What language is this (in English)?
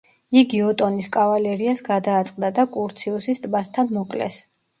Georgian